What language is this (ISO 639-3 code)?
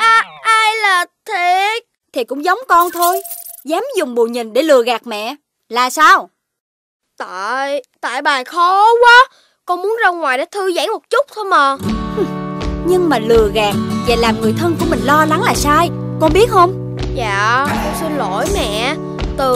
vie